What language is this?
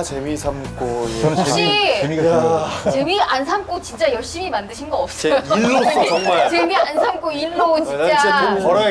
Korean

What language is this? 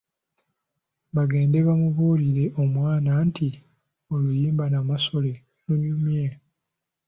Ganda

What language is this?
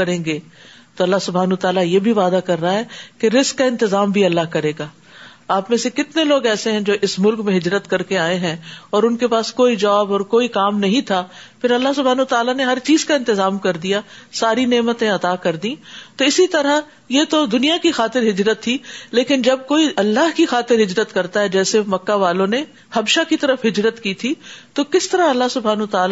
Urdu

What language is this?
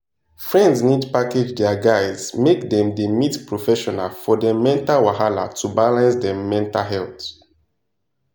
Nigerian Pidgin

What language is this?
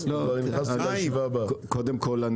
Hebrew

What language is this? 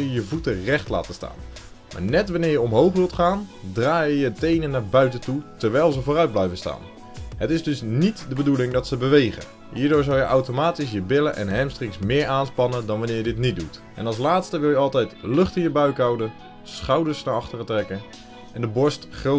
Dutch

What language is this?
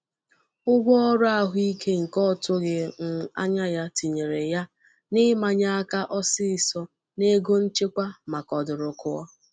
Igbo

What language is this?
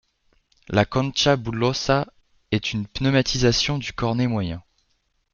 French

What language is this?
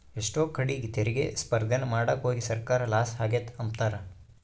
Kannada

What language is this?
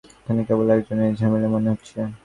Bangla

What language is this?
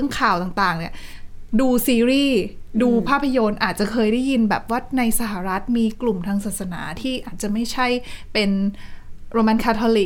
Thai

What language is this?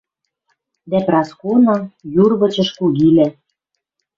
Western Mari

